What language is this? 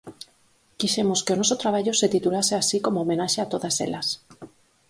Galician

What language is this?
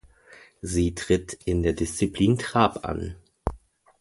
German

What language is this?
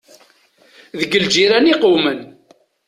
Kabyle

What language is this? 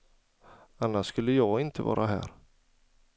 Swedish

